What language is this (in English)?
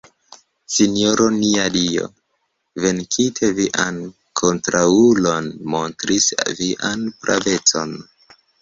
Esperanto